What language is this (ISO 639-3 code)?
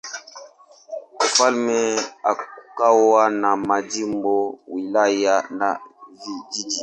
swa